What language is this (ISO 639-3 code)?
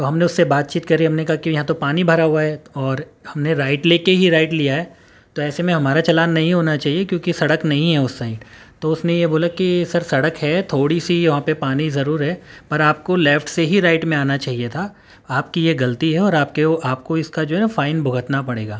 urd